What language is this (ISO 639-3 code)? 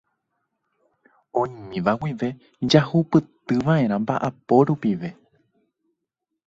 grn